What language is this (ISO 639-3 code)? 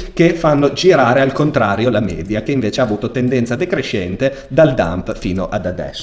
ita